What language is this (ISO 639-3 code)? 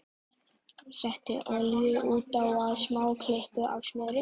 isl